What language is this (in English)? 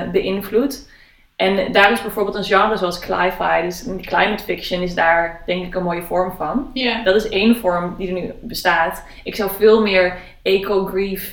Dutch